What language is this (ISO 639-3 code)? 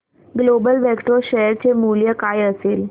mar